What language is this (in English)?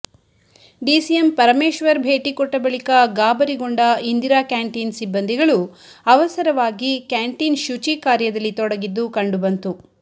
Kannada